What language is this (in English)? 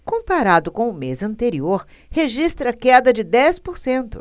Portuguese